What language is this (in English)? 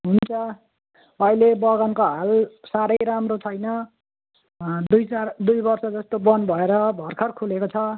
Nepali